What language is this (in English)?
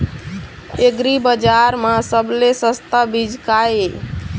Chhattisgarhi